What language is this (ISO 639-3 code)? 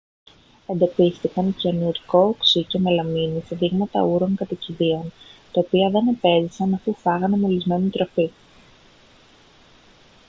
ell